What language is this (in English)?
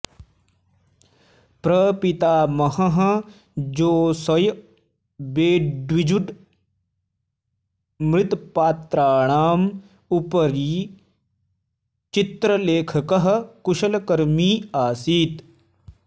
Sanskrit